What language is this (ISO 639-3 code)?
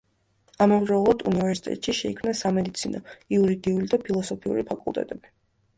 kat